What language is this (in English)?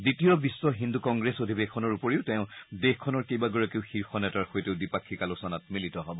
Assamese